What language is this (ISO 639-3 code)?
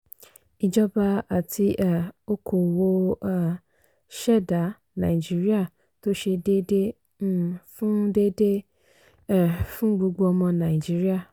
yor